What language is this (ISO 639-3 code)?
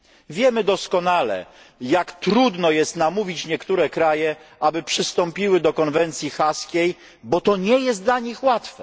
pol